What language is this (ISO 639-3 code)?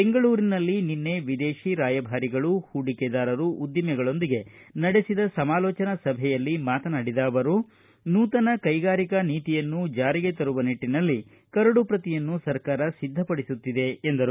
kan